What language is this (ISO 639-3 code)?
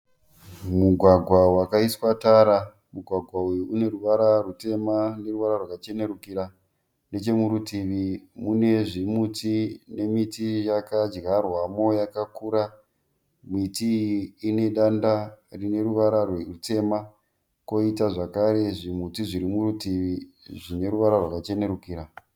sna